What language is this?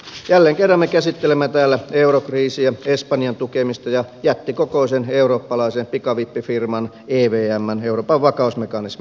Finnish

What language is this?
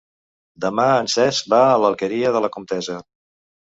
Catalan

